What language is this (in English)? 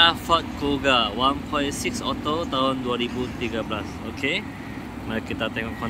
Malay